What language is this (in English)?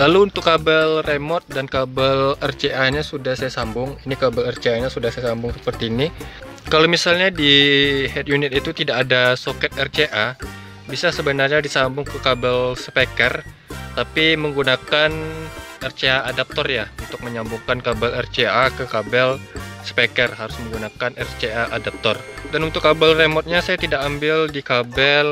Indonesian